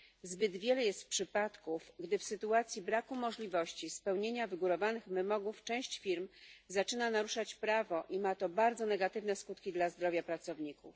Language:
Polish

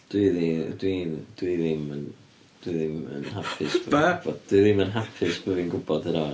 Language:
Welsh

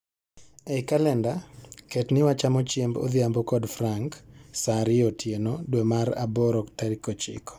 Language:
Luo (Kenya and Tanzania)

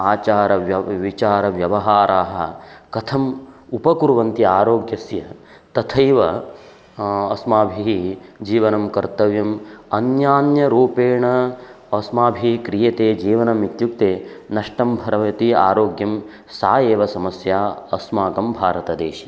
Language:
Sanskrit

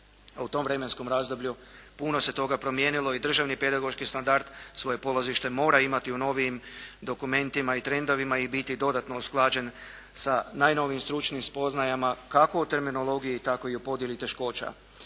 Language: Croatian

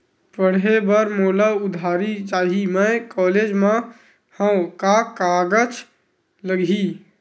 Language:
Chhattisgarhi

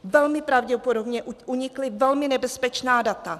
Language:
Czech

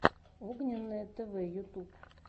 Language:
Russian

